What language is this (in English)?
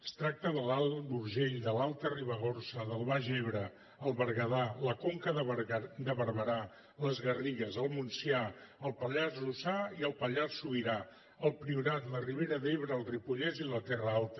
Catalan